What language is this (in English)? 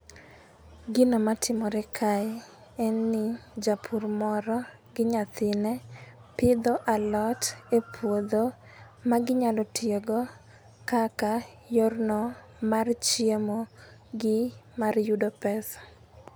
Luo (Kenya and Tanzania)